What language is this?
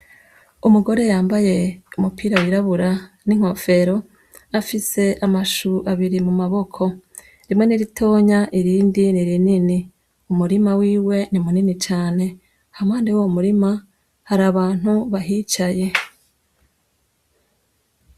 Rundi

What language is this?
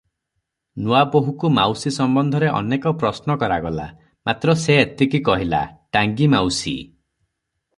Odia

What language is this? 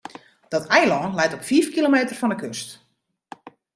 Western Frisian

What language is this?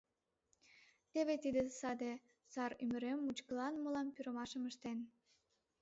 Mari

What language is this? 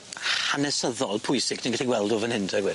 Welsh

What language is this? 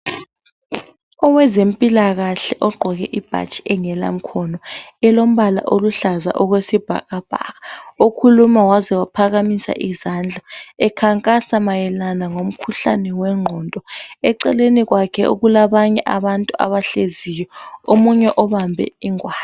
North Ndebele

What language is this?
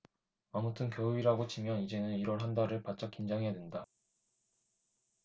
Korean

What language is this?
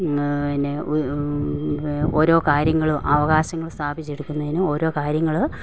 Malayalam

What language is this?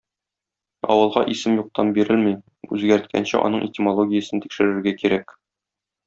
Tatar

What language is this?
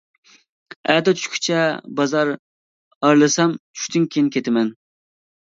Uyghur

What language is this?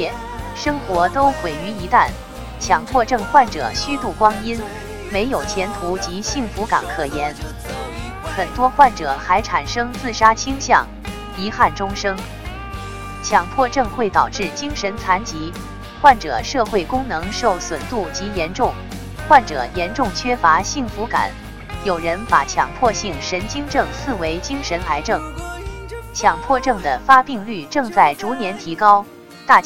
Chinese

